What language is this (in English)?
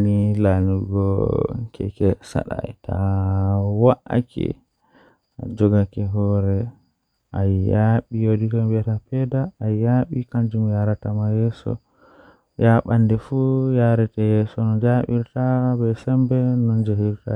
Western Niger Fulfulde